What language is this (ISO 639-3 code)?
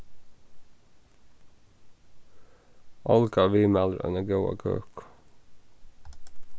fao